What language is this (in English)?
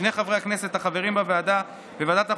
Hebrew